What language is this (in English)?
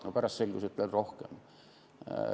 Estonian